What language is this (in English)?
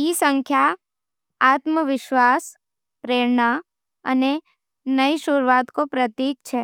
Nimadi